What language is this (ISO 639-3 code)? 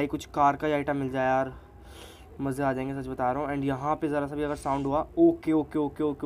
hin